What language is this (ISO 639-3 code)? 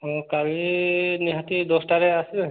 ori